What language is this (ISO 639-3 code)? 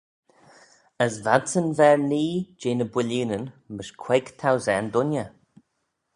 glv